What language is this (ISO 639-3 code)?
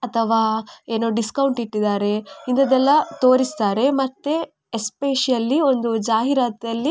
kan